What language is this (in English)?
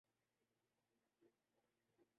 Urdu